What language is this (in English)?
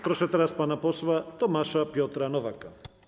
Polish